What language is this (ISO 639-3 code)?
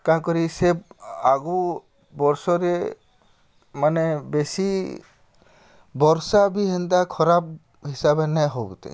ori